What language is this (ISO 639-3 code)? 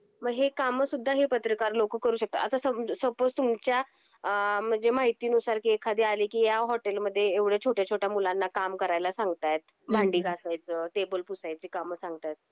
mar